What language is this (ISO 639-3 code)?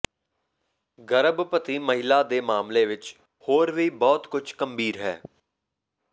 pan